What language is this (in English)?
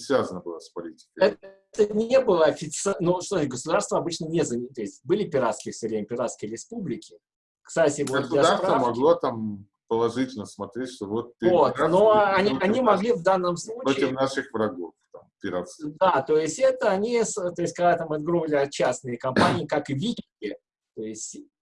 Russian